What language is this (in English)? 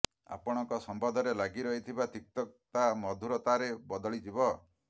Odia